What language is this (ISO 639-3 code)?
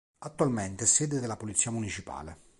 ita